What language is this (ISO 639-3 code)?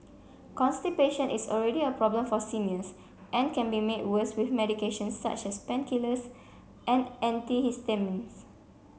eng